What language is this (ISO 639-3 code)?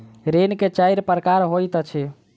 mai